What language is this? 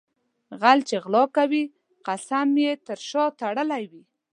Pashto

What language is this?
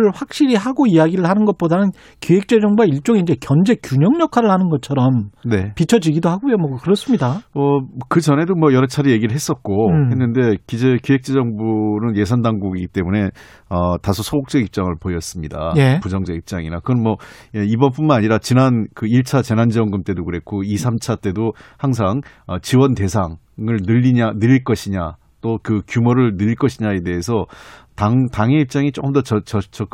Korean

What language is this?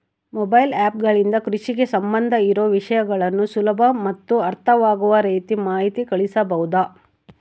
Kannada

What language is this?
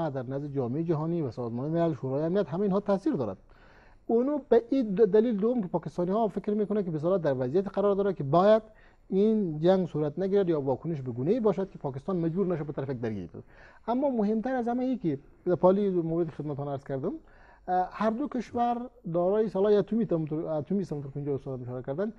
Persian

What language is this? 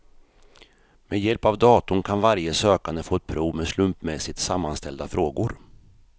Swedish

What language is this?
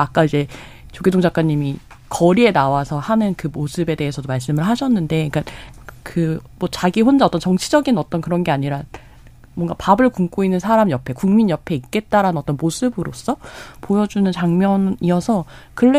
Korean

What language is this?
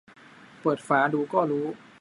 Thai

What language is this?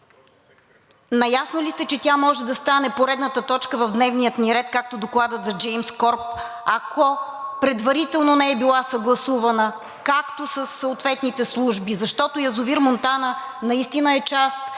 Bulgarian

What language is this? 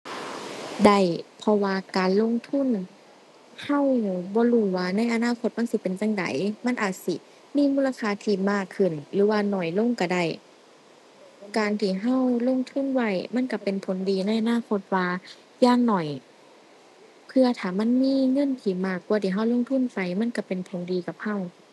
Thai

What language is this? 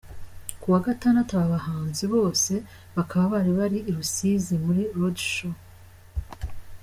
Kinyarwanda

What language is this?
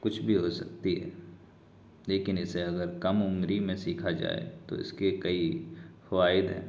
Urdu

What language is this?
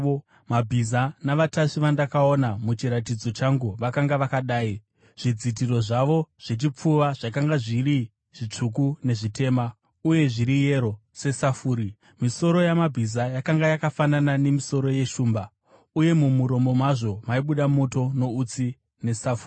Shona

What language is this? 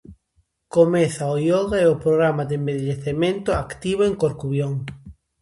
Galician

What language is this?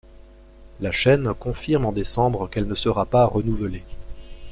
French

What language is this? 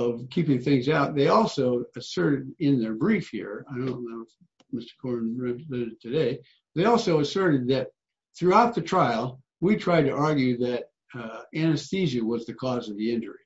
English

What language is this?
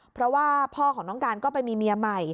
Thai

